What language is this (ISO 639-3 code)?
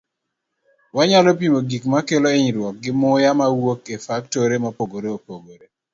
luo